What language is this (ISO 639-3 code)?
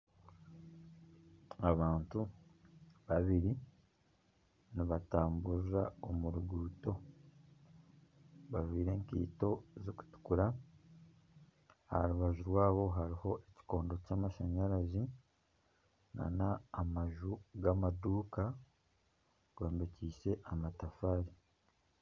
nyn